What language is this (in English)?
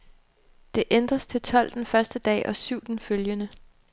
Danish